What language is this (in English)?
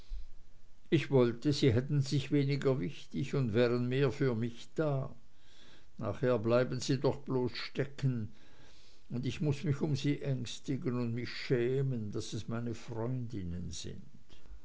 German